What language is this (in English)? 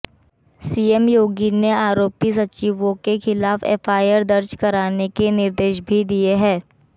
Hindi